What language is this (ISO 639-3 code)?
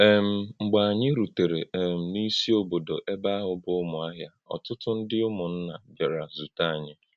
ibo